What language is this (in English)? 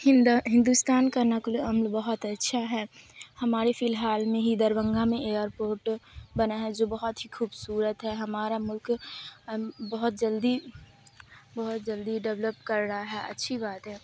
Urdu